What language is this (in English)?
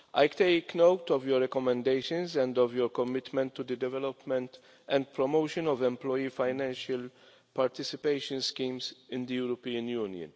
English